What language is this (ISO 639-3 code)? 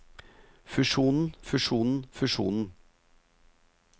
nor